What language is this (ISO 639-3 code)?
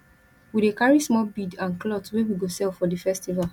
pcm